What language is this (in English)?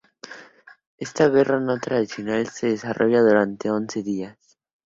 Spanish